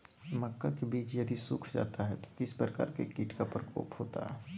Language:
Magahi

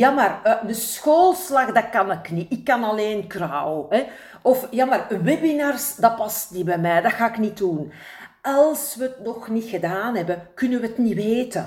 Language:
Dutch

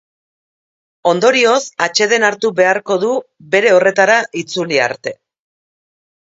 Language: Basque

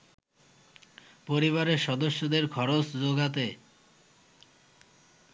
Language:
Bangla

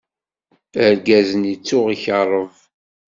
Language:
Kabyle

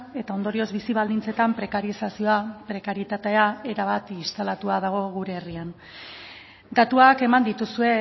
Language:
Basque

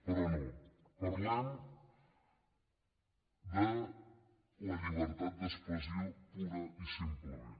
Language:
Catalan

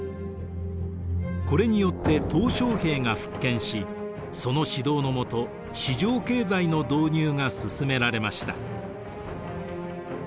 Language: Japanese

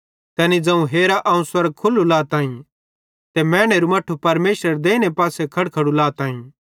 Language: Bhadrawahi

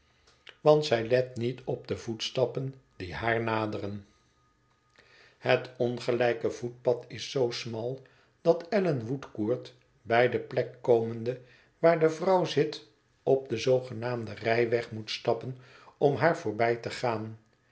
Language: Dutch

